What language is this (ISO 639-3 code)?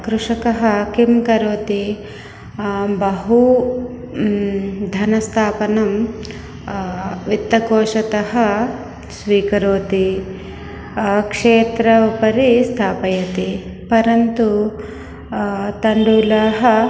san